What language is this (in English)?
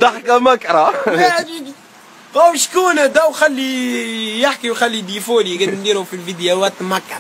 Arabic